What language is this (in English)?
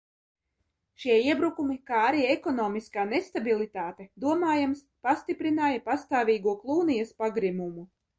Latvian